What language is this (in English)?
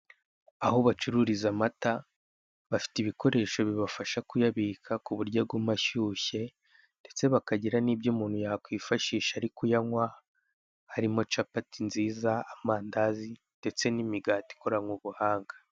Kinyarwanda